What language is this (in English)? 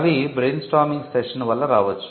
Telugu